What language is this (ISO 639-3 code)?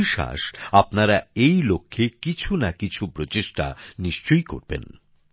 ben